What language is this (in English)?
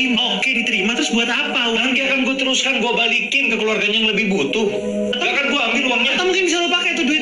Indonesian